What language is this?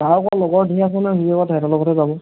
Assamese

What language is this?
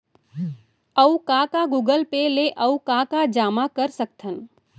Chhattisgarhi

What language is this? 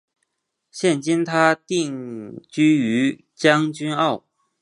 Chinese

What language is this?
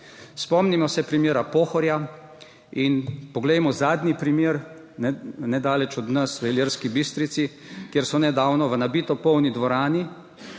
Slovenian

